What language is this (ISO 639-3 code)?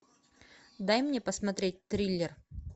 rus